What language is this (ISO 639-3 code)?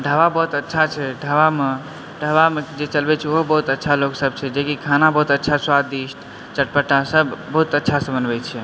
mai